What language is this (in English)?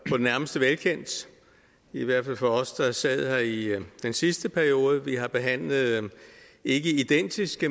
Danish